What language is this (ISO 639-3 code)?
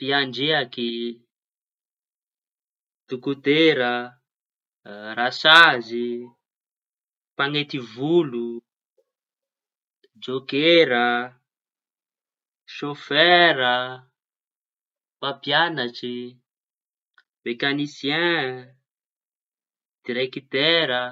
txy